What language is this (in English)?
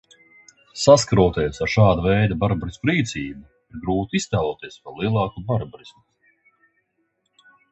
Latvian